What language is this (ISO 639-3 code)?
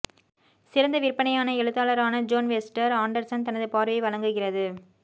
tam